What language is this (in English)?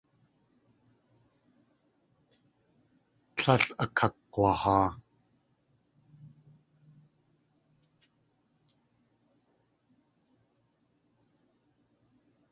Tlingit